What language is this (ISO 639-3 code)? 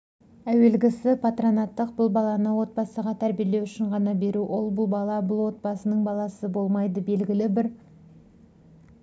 kaz